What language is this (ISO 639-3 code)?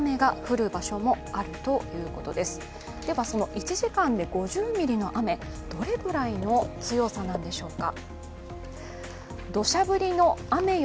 jpn